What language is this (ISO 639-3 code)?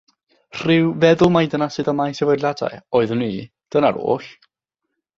cym